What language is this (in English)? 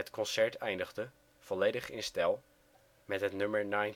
Dutch